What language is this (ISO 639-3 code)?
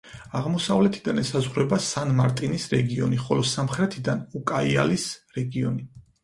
kat